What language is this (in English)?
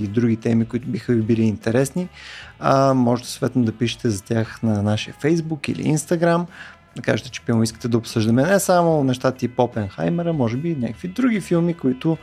Bulgarian